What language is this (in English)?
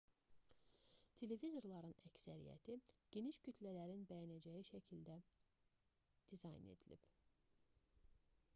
Azerbaijani